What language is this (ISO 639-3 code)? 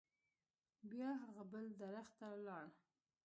pus